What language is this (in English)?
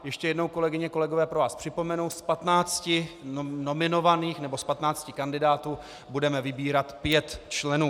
Czech